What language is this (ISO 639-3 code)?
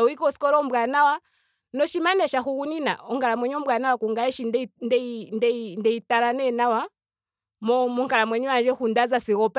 ndo